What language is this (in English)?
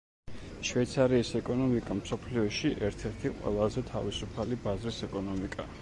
Georgian